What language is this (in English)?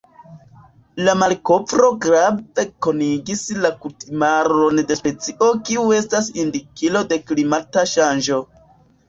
Esperanto